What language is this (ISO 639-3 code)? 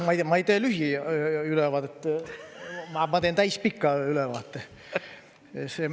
est